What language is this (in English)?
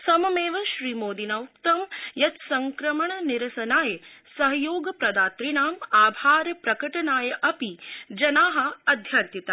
Sanskrit